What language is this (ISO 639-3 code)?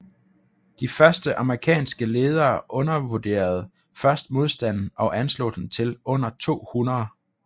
dan